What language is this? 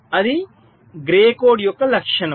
Telugu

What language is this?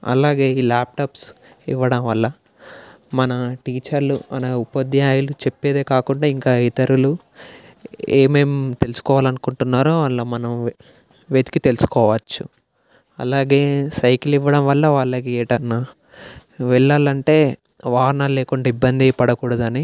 Telugu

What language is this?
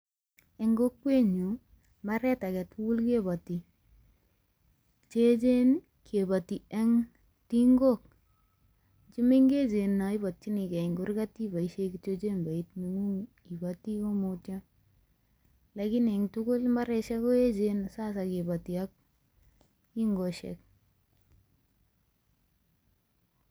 Kalenjin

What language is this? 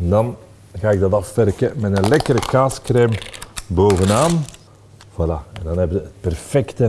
Dutch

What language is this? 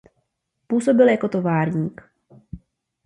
Czech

